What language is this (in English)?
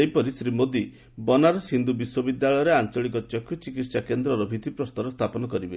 Odia